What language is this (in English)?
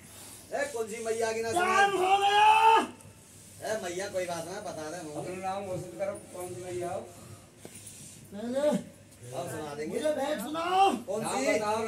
Arabic